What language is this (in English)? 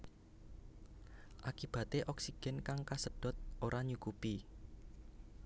Javanese